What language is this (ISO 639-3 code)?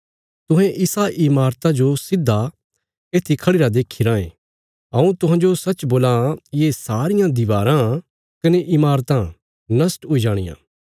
kfs